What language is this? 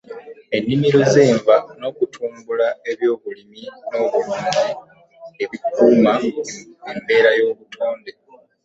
Ganda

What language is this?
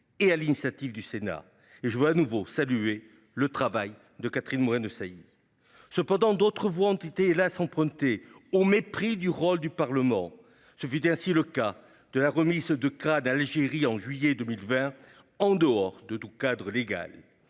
French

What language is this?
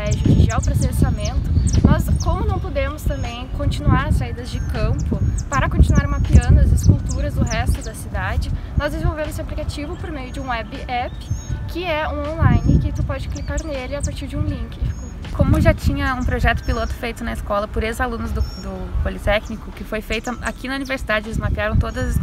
Portuguese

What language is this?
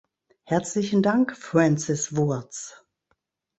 German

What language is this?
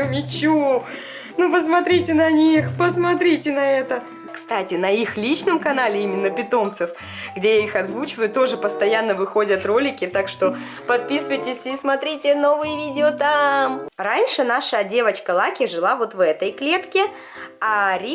Russian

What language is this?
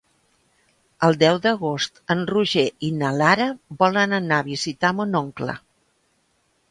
Catalan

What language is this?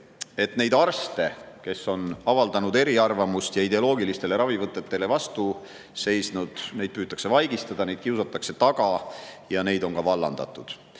Estonian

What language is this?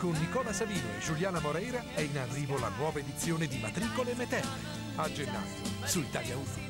Italian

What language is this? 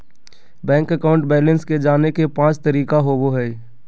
Magahi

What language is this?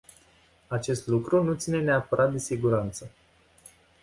Romanian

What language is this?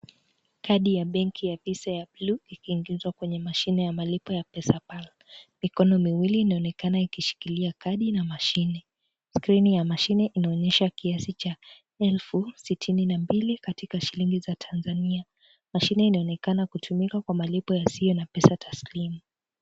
Swahili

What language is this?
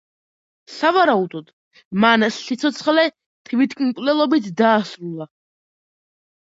Georgian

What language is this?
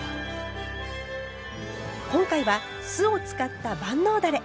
Japanese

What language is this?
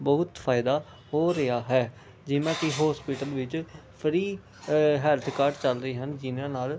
Punjabi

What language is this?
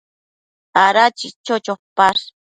Matsés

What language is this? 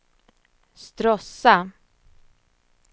Swedish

